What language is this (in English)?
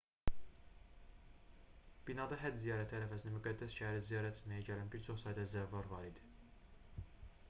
Azerbaijani